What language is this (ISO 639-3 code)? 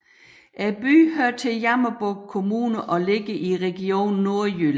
dan